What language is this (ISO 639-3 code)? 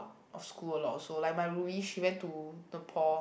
eng